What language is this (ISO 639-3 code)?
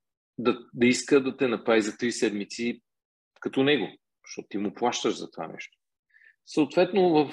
bul